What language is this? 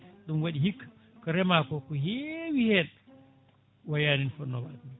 Fula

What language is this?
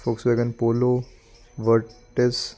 Punjabi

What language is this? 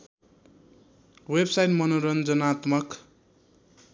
Nepali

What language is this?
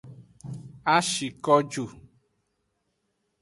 Aja (Benin)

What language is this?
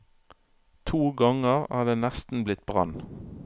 Norwegian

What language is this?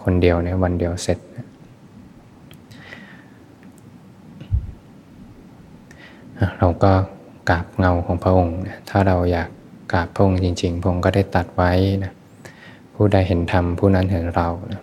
Thai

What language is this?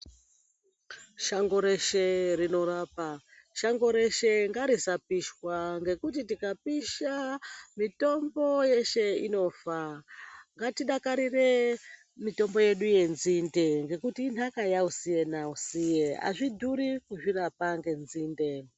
Ndau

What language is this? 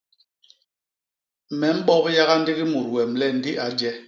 Basaa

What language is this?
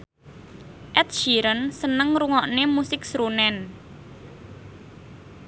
Javanese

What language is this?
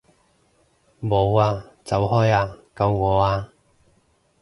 Cantonese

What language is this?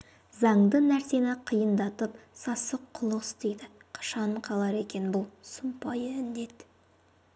Kazakh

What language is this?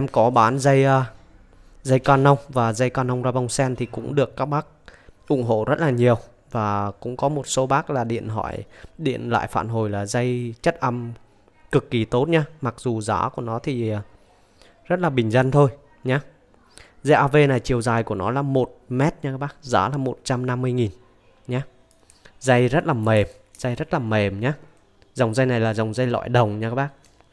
Vietnamese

